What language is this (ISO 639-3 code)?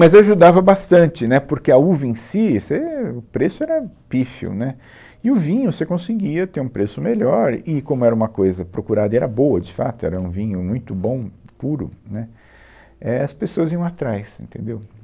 por